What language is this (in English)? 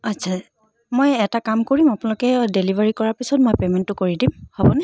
Assamese